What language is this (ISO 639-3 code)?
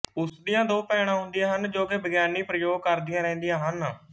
pan